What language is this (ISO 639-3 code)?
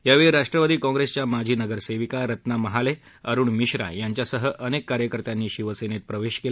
mar